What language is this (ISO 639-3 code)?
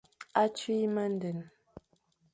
fan